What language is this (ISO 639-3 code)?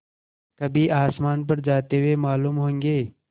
hin